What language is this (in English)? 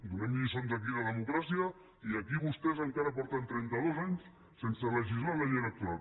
Catalan